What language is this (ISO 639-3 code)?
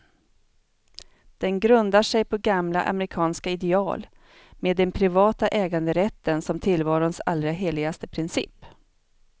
swe